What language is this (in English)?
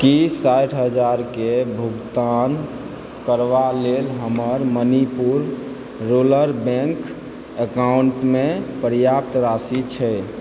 Maithili